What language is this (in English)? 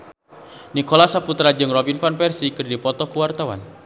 Sundanese